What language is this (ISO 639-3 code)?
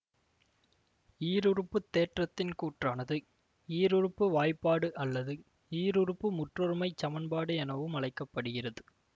tam